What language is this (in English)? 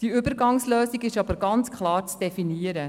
Swiss German